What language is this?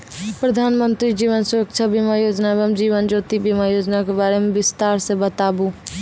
Maithili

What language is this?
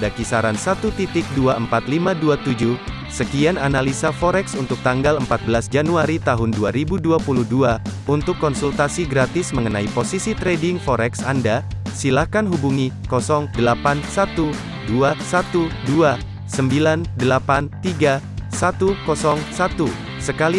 Indonesian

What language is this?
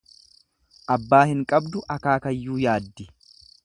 Oromo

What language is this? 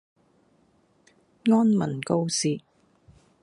Cantonese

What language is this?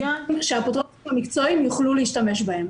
Hebrew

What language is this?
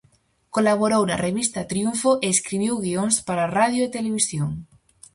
Galician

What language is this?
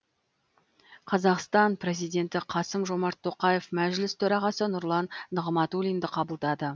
Kazakh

